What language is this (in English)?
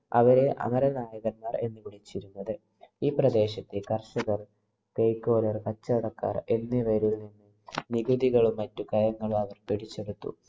Malayalam